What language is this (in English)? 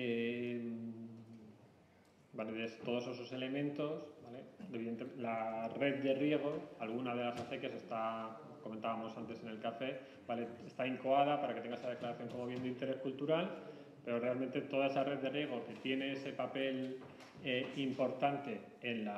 Spanish